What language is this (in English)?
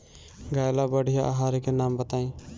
Bhojpuri